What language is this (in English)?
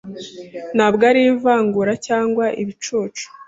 Kinyarwanda